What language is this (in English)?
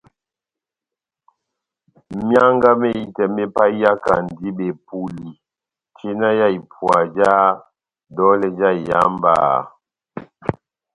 Batanga